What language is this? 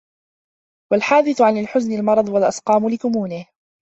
Arabic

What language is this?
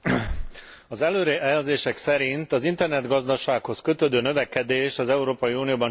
Hungarian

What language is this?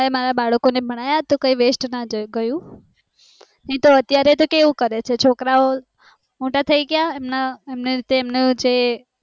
Gujarati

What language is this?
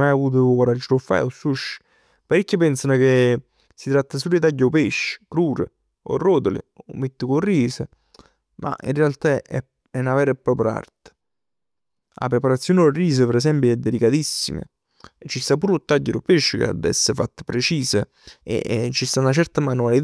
Neapolitan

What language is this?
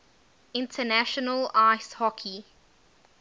English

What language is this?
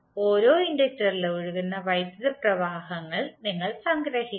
Malayalam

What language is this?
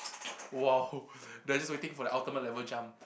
English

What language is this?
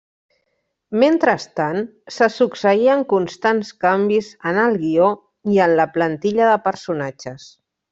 Catalan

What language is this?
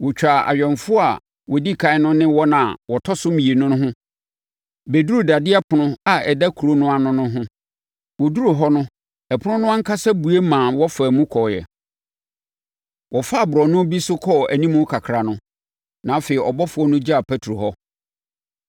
Akan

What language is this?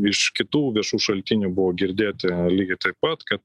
Lithuanian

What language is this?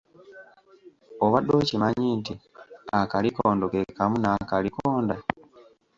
Ganda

